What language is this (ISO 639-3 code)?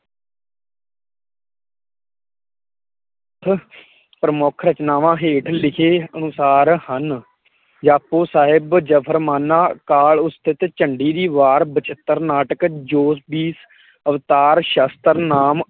pan